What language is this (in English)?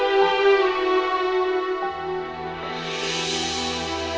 Indonesian